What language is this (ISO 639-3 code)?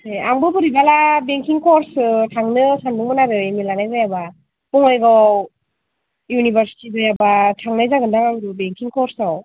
brx